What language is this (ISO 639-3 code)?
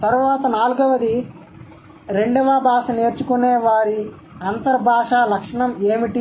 tel